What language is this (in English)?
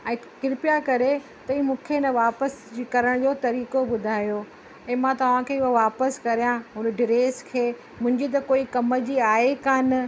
Sindhi